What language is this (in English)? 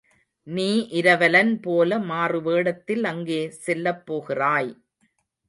Tamil